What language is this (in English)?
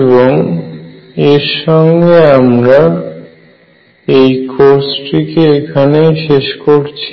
Bangla